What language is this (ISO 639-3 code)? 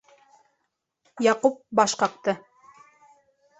bak